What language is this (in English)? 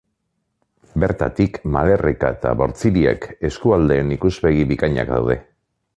Basque